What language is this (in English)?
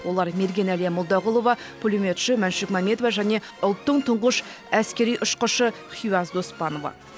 Kazakh